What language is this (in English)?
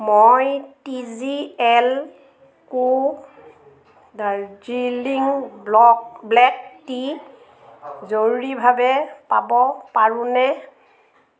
Assamese